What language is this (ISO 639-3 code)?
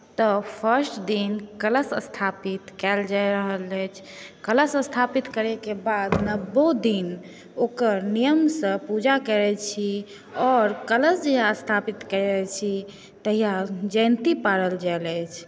mai